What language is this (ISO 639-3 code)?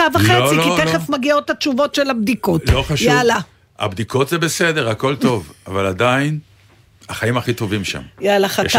heb